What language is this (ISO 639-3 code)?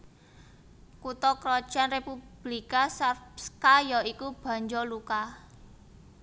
jav